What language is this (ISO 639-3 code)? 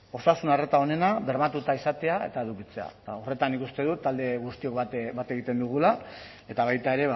eus